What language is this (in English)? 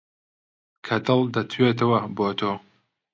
Central Kurdish